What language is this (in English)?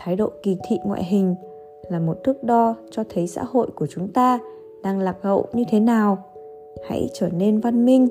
Vietnamese